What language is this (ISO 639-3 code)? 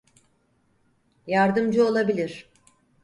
tur